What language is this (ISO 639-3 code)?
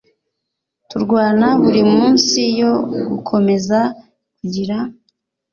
kin